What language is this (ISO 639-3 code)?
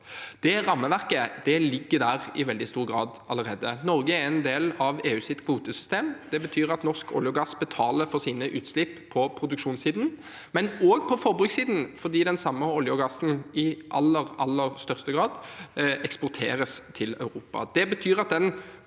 nor